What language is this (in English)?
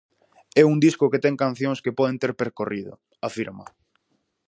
Galician